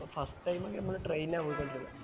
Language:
Malayalam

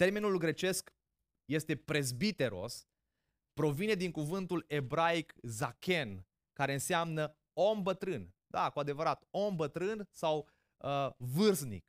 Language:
Romanian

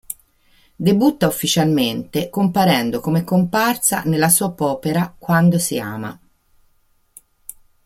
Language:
Italian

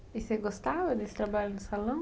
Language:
Portuguese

